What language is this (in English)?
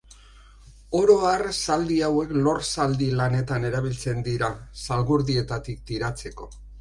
Basque